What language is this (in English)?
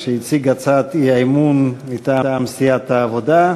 Hebrew